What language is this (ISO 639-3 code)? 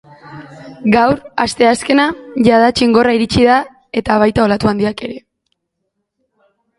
eus